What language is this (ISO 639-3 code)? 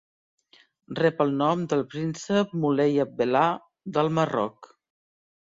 cat